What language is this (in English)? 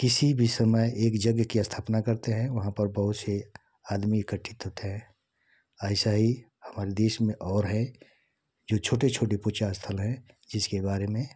Hindi